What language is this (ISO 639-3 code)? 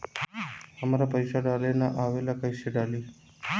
bho